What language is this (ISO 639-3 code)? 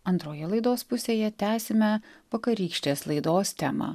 lit